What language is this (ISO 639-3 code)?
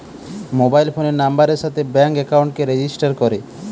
ben